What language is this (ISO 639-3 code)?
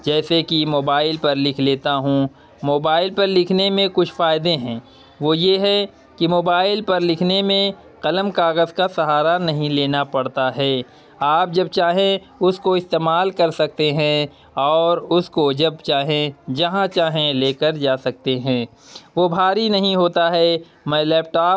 urd